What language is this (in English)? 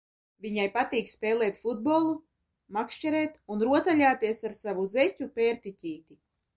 Latvian